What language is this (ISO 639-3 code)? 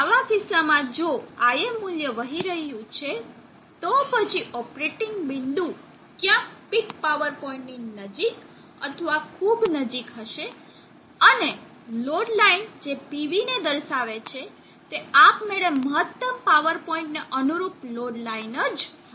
guj